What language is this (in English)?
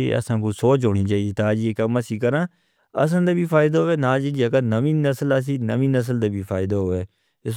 Northern Hindko